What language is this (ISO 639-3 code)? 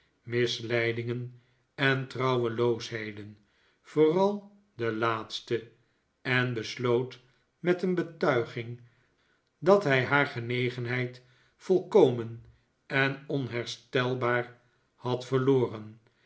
nld